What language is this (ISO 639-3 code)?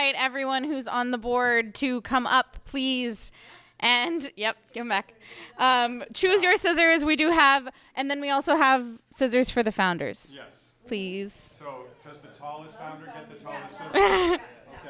eng